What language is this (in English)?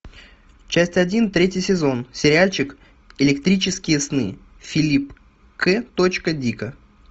Russian